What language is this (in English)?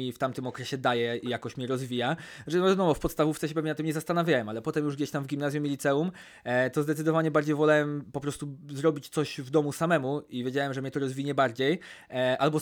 Polish